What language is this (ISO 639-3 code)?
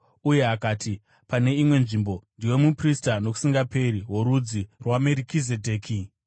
sna